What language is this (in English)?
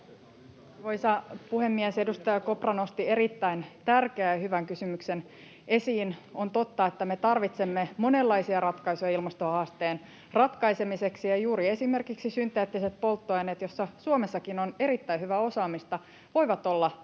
Finnish